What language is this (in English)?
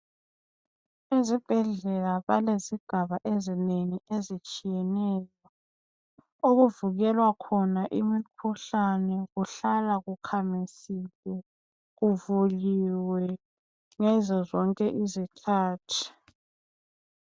North Ndebele